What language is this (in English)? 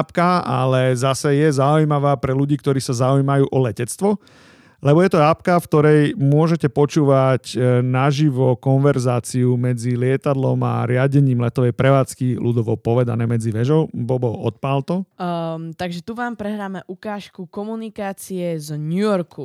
Slovak